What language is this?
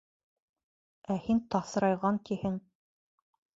Bashkir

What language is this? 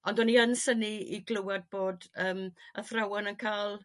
Welsh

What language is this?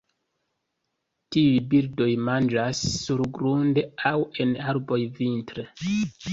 Esperanto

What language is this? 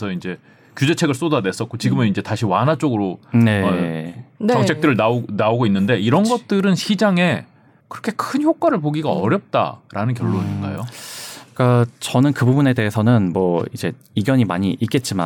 Korean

